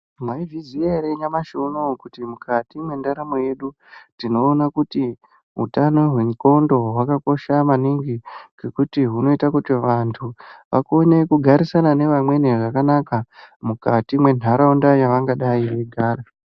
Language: Ndau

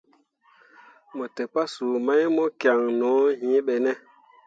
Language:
Mundang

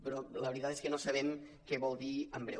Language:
Catalan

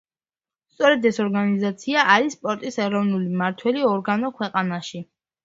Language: Georgian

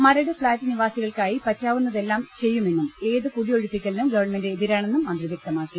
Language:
Malayalam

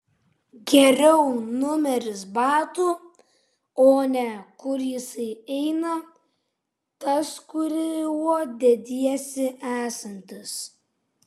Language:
Lithuanian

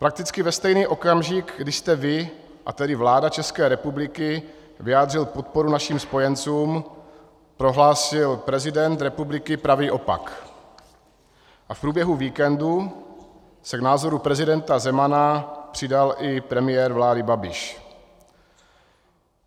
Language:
Czech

